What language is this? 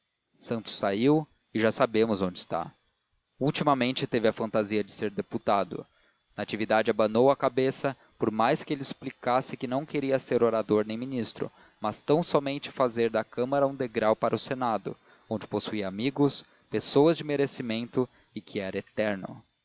Portuguese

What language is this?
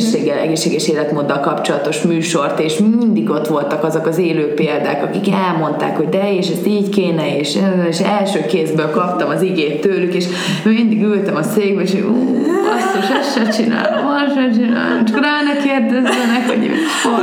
Hungarian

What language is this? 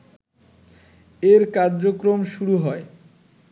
Bangla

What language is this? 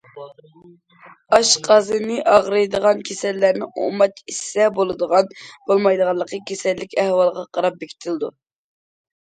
Uyghur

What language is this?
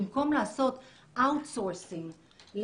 Hebrew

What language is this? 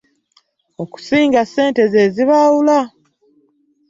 Ganda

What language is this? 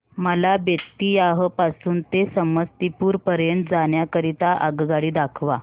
Marathi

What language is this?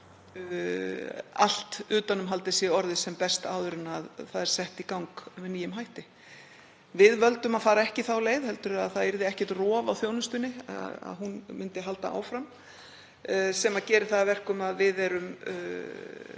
Icelandic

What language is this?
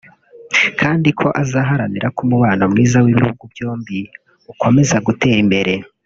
Kinyarwanda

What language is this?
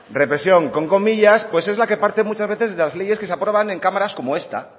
Spanish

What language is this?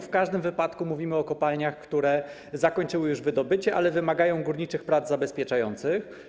Polish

